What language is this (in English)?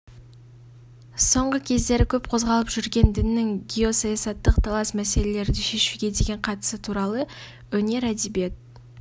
Kazakh